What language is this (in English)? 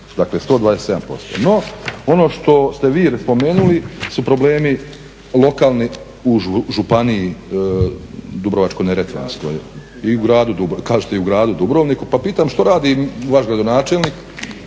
Croatian